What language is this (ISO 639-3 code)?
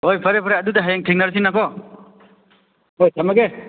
mni